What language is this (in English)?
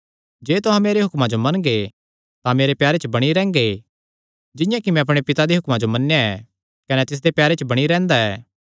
Kangri